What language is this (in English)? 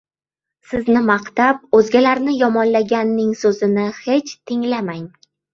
Uzbek